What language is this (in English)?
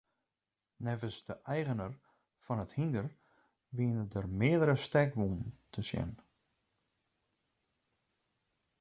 Western Frisian